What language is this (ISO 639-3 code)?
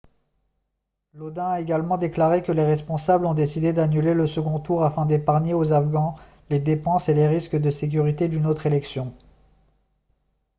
fra